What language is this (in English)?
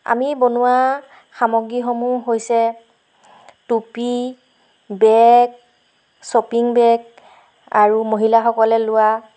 Assamese